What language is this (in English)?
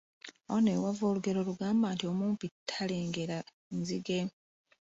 Ganda